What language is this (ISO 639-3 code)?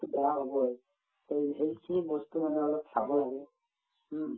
asm